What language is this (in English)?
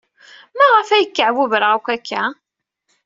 Kabyle